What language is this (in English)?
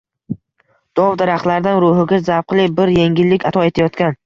Uzbek